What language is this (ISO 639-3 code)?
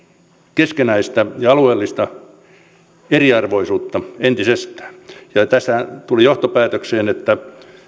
fin